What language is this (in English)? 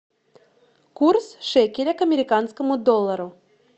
Russian